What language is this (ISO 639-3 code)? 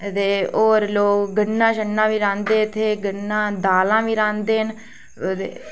doi